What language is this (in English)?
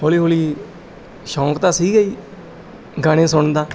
Punjabi